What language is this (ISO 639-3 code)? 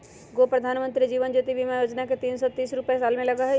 mag